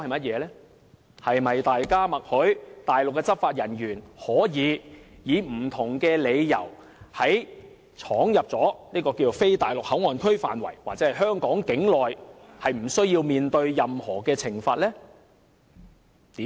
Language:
Cantonese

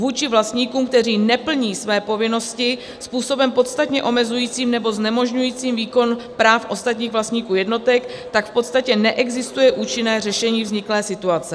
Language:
Czech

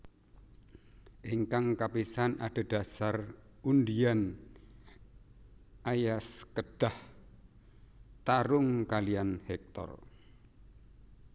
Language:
Javanese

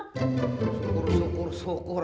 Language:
Indonesian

